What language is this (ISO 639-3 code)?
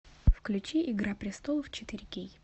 rus